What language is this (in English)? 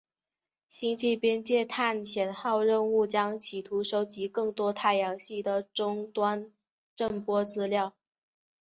Chinese